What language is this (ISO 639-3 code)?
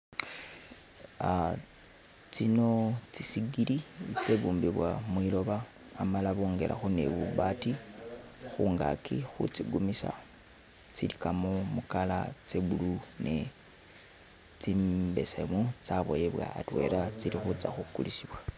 myx